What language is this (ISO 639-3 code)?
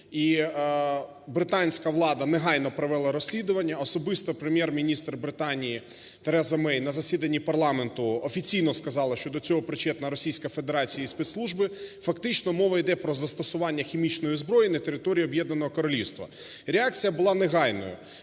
ukr